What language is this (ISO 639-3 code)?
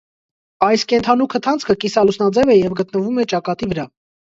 hye